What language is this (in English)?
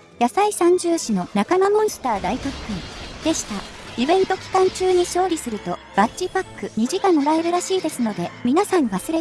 Japanese